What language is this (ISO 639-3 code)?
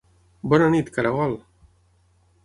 cat